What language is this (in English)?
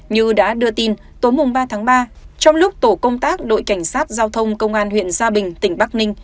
Vietnamese